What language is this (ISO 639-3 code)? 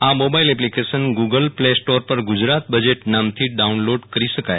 guj